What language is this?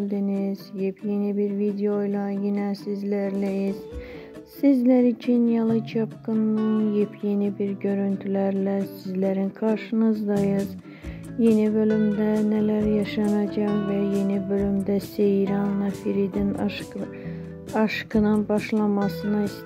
Turkish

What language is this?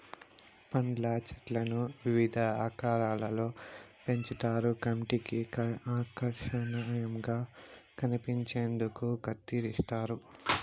Telugu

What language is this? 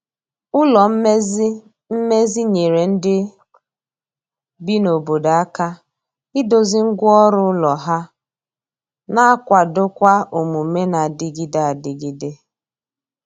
Igbo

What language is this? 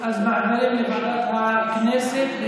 Hebrew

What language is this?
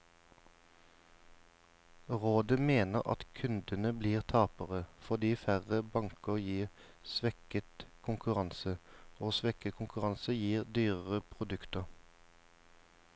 Norwegian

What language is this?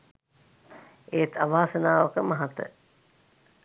Sinhala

